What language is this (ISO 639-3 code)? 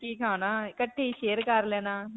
pan